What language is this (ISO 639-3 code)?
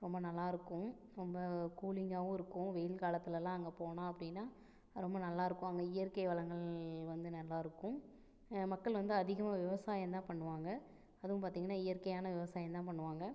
tam